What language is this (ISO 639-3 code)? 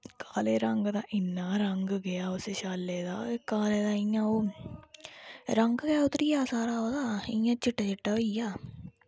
doi